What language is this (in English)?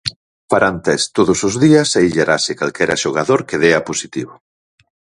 Galician